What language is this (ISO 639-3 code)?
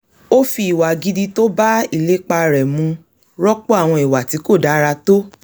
yor